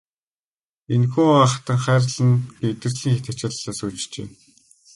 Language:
Mongolian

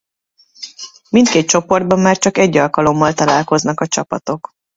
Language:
Hungarian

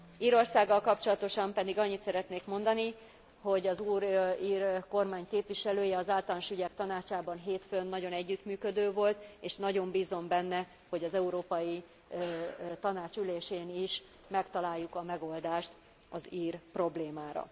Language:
Hungarian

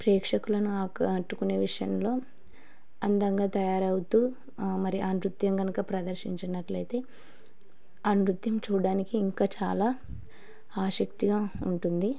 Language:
Telugu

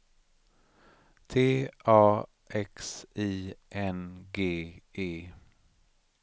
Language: Swedish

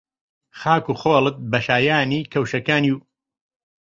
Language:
Central Kurdish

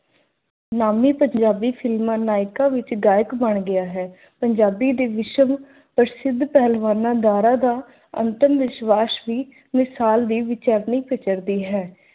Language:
Punjabi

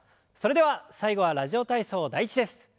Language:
Japanese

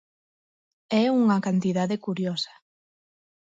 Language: Galician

